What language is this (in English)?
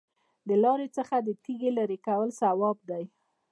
Pashto